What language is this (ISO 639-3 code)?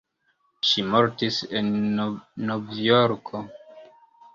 epo